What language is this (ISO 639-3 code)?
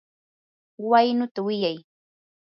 qur